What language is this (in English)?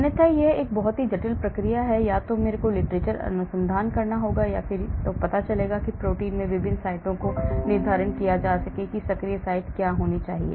Hindi